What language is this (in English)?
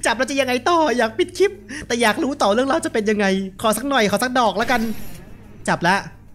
Thai